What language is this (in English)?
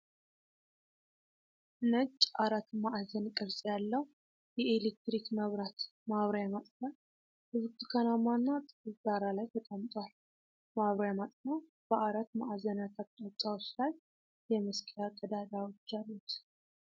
Amharic